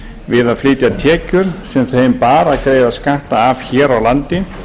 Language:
Icelandic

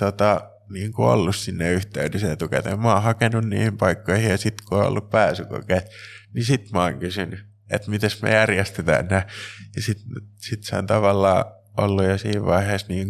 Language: Finnish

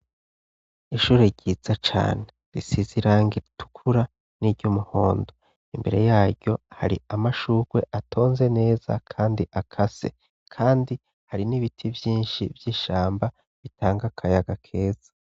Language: Rundi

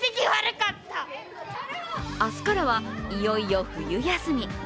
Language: Japanese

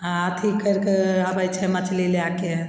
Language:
Maithili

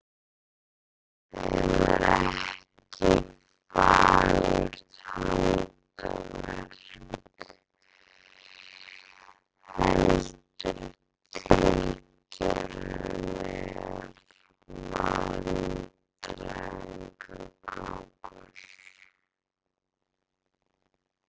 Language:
Icelandic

